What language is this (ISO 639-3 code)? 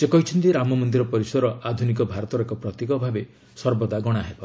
ori